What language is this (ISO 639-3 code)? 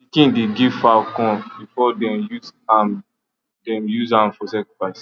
pcm